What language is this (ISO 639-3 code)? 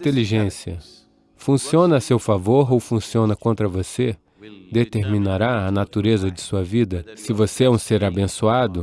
por